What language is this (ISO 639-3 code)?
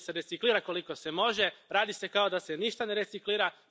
hrv